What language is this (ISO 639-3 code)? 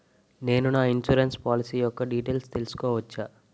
tel